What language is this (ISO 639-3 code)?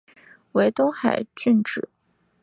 zho